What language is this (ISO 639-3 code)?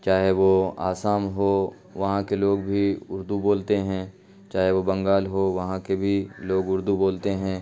urd